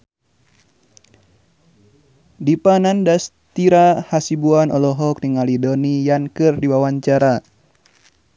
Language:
Sundanese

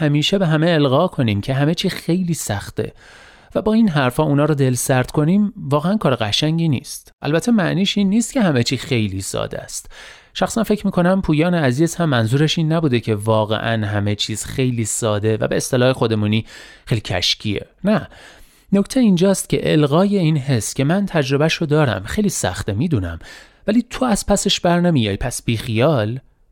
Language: Persian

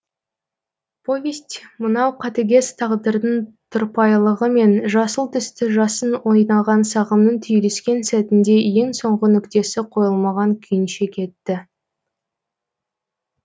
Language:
Kazakh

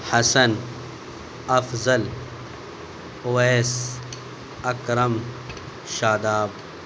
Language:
Urdu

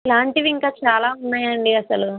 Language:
Telugu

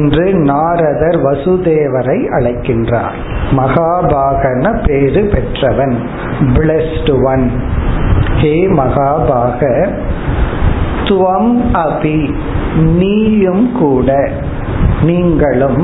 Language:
Tamil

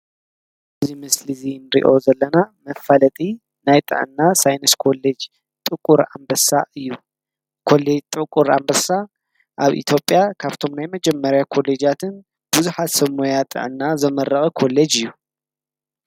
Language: Tigrinya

